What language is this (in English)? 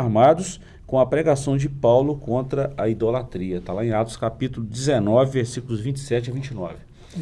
Portuguese